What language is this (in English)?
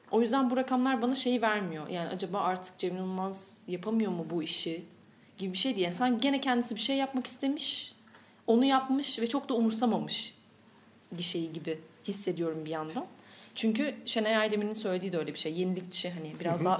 Turkish